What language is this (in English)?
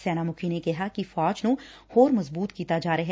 Punjabi